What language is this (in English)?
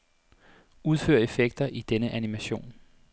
Danish